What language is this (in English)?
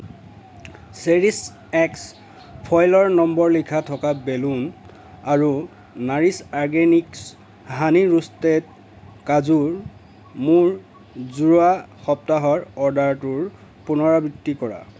Assamese